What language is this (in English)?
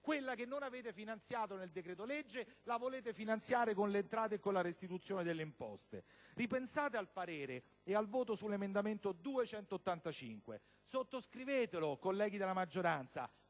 Italian